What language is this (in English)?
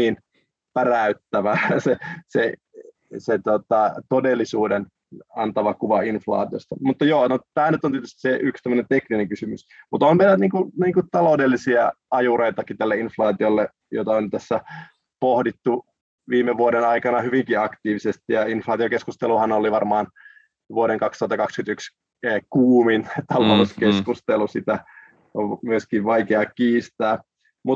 Finnish